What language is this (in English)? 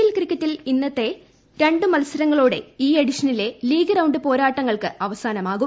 Malayalam